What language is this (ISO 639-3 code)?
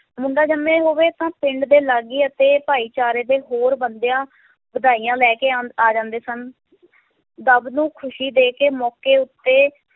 pan